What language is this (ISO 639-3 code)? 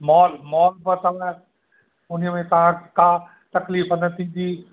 snd